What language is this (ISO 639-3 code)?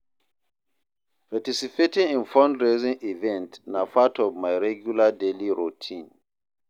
pcm